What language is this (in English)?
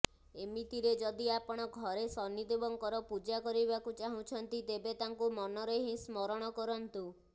Odia